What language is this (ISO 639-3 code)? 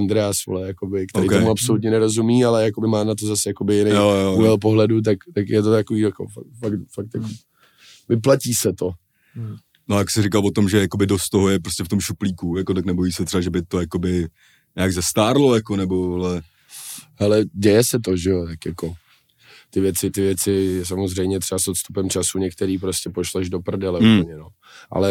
ces